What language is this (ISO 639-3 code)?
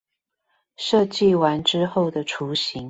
zho